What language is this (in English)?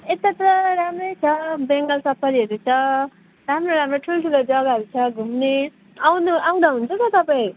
Nepali